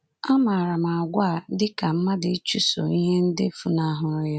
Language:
Igbo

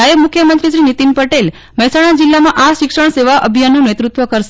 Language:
Gujarati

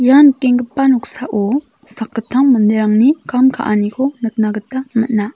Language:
Garo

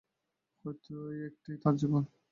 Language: Bangla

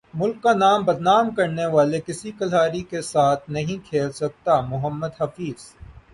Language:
Urdu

